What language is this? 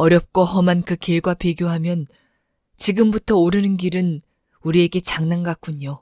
Korean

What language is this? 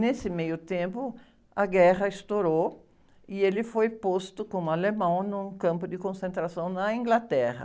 Portuguese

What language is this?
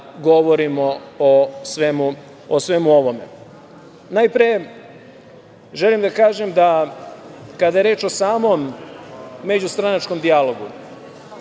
Serbian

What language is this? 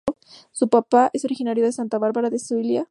Spanish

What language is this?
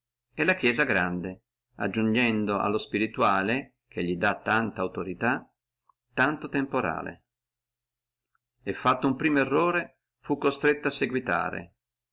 Italian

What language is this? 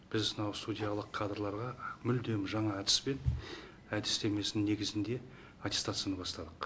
Kazakh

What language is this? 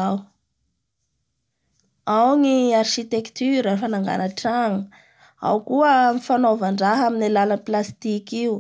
Bara Malagasy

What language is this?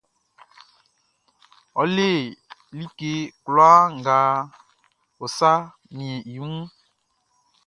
Baoulé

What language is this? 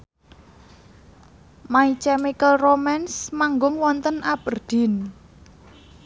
Javanese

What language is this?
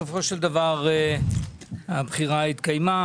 Hebrew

